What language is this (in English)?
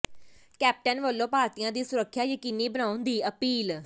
Punjabi